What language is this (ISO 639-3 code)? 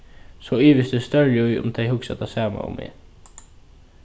fao